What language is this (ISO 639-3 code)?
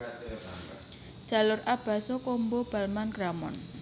jav